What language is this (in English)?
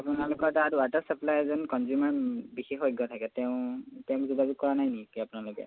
Assamese